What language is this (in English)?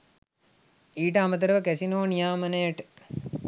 Sinhala